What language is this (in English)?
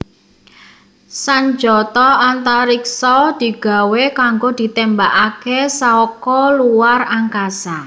Javanese